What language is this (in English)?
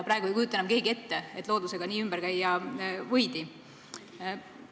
Estonian